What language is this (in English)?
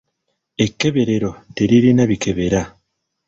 Ganda